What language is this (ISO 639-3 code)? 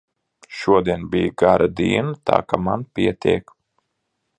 lav